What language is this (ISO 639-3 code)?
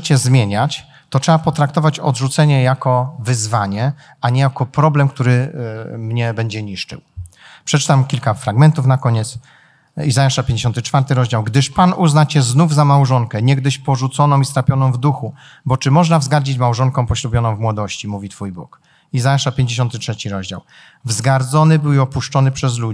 pol